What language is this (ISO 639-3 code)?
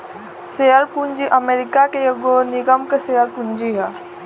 bho